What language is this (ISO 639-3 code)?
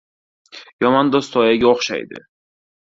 uzb